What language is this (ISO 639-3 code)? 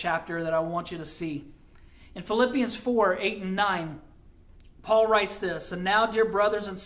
eng